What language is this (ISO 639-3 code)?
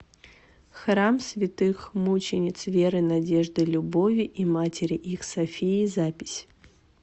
rus